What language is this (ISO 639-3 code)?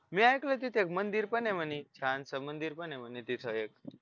mar